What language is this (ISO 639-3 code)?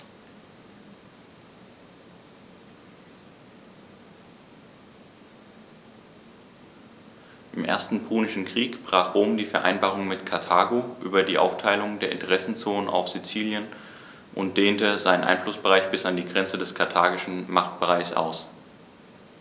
deu